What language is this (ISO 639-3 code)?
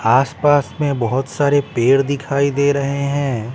hin